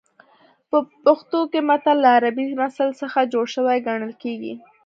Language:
Pashto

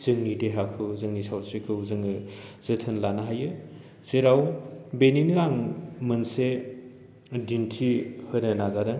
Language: Bodo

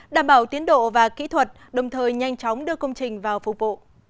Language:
Vietnamese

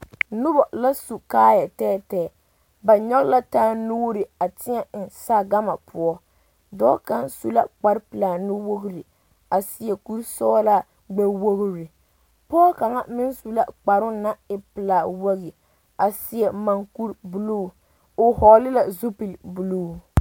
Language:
Southern Dagaare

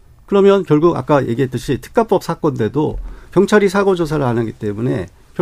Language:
Korean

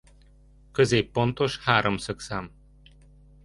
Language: Hungarian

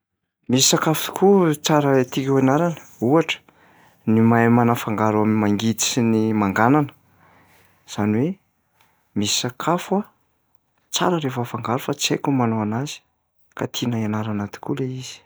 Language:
Malagasy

